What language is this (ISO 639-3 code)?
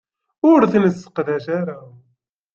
kab